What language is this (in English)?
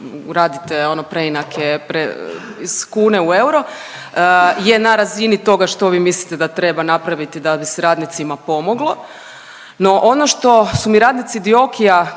Croatian